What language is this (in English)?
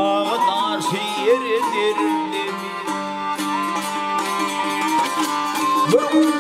Turkish